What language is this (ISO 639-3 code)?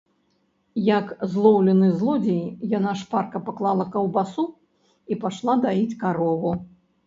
bel